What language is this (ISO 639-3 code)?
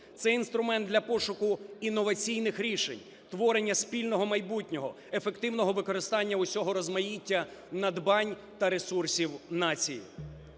ukr